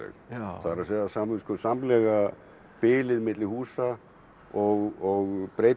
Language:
Icelandic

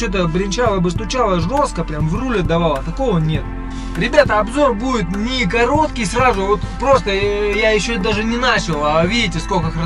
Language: Russian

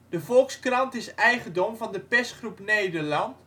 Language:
Dutch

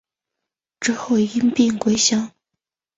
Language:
Chinese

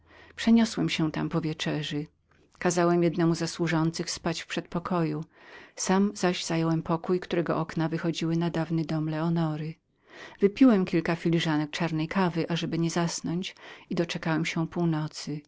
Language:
Polish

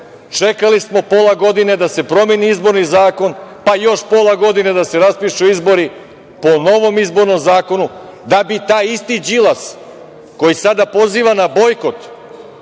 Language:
Serbian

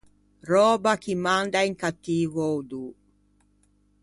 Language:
Ligurian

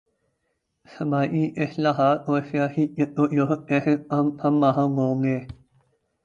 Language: Urdu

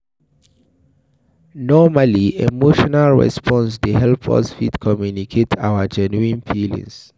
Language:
Nigerian Pidgin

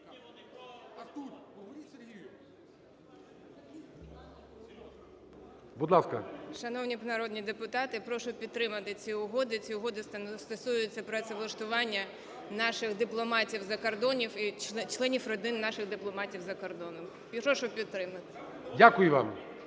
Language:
Ukrainian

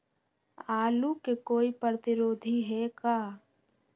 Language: Magahi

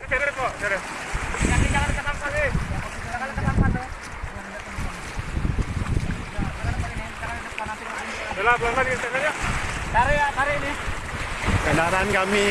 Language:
Indonesian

